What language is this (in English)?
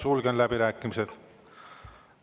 Estonian